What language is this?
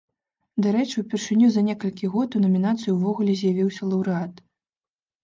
Belarusian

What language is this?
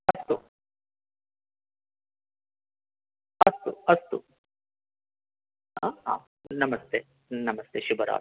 Sanskrit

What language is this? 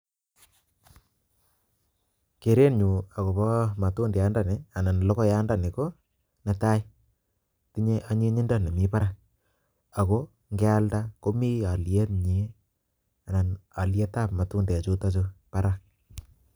Kalenjin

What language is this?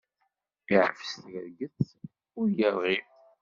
Kabyle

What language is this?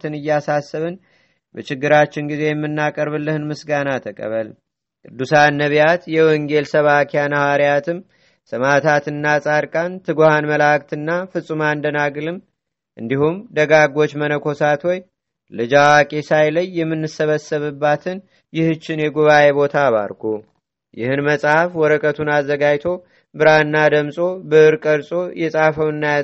Amharic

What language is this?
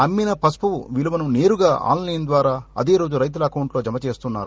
Telugu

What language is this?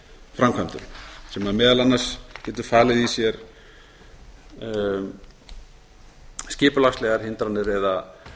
Icelandic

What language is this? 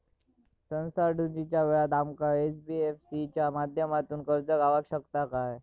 Marathi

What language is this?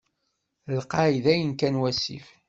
Kabyle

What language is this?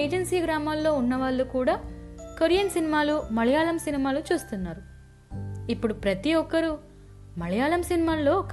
Telugu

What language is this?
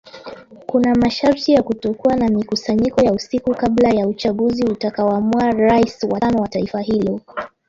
Swahili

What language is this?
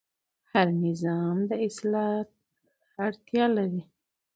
Pashto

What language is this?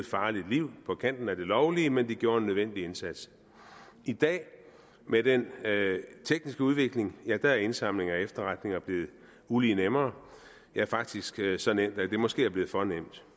Danish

